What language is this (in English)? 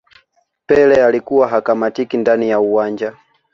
Swahili